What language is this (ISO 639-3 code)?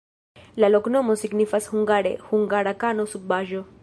epo